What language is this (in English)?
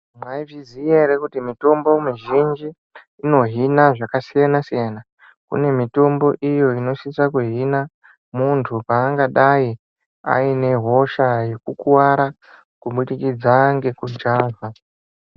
Ndau